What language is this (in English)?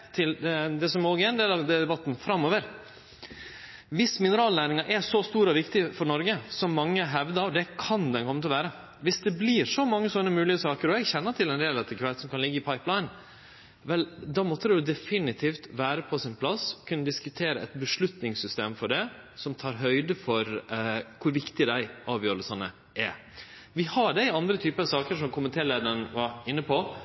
Norwegian Nynorsk